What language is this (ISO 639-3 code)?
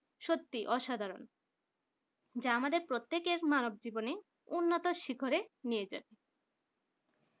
ben